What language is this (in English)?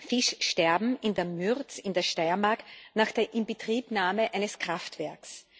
German